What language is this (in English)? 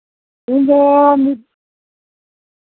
Santali